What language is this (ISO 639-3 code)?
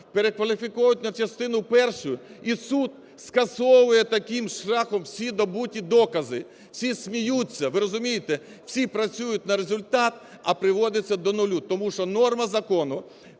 ukr